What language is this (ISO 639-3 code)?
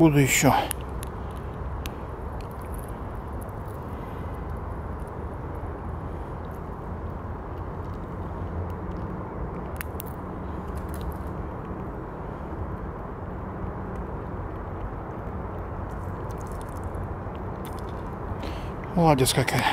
rus